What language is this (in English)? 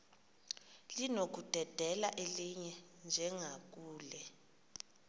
Xhosa